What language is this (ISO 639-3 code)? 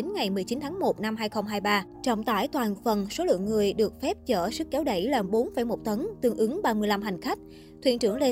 vie